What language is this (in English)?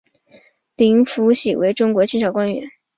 Chinese